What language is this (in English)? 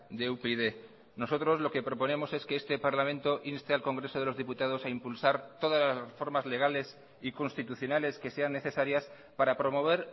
Spanish